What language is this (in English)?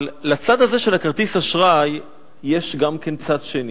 Hebrew